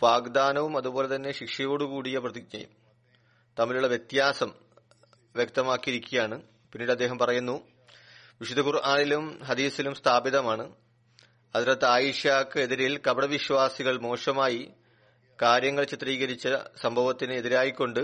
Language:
Malayalam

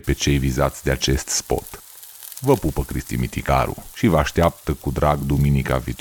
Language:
Romanian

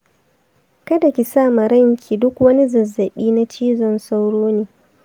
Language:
Hausa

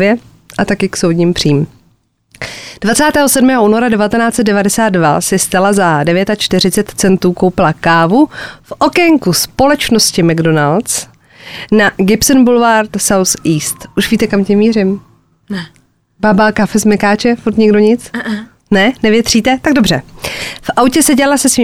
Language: Czech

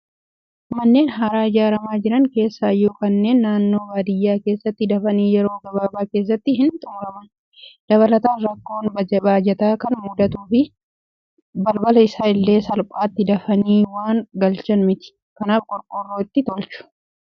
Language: Oromo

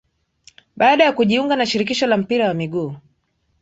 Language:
Swahili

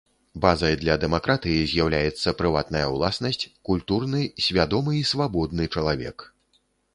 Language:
Belarusian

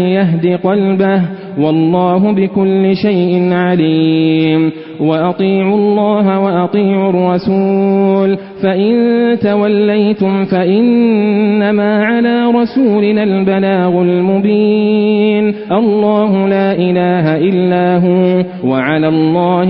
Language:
Arabic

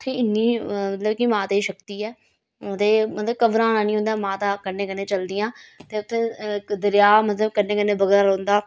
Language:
Dogri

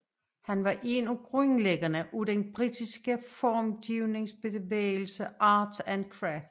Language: Danish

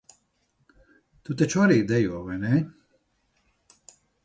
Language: Latvian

